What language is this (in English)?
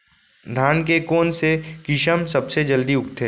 Chhattisgarhi